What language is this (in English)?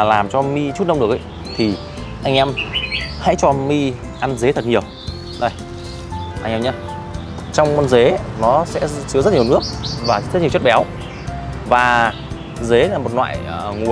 Vietnamese